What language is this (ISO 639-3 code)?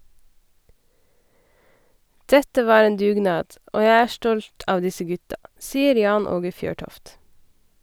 nor